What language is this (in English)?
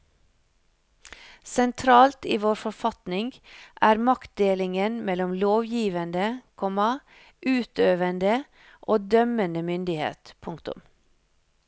Norwegian